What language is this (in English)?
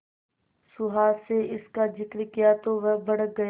Hindi